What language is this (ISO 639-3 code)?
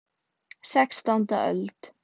isl